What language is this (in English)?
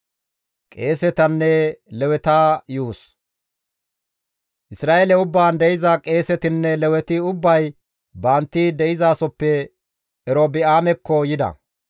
Gamo